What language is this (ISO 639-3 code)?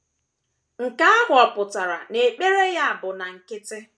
ibo